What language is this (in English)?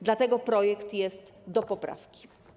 Polish